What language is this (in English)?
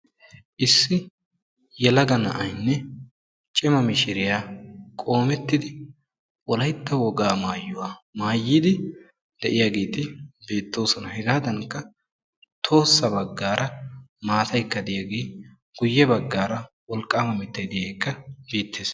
Wolaytta